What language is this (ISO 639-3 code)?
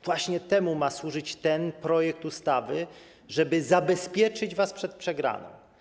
pol